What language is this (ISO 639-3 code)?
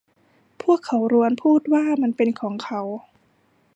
tha